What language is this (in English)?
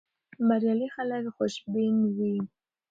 Pashto